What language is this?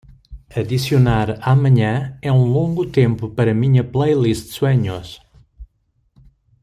Portuguese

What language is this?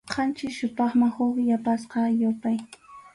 Arequipa-La Unión Quechua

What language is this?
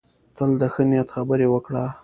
Pashto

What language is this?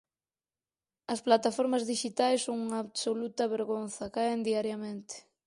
Galician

